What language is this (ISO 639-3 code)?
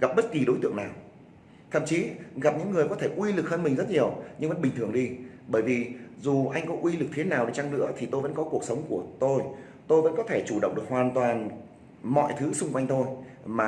vie